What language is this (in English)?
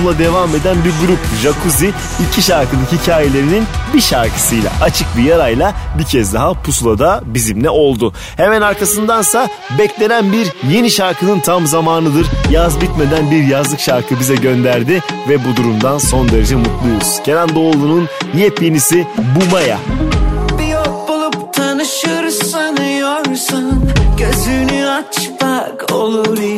Turkish